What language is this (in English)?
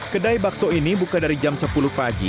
Indonesian